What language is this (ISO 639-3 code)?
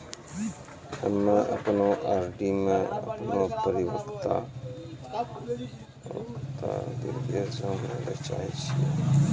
mai